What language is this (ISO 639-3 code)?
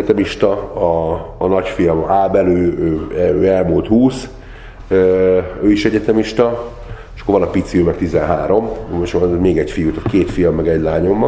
hun